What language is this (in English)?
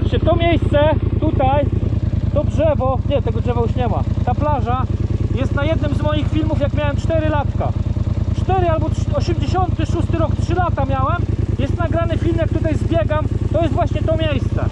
Polish